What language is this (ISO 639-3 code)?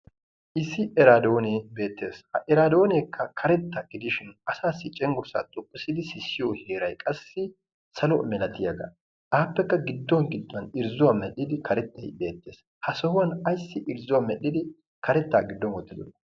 wal